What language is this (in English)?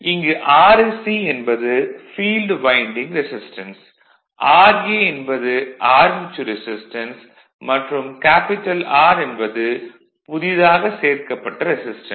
Tamil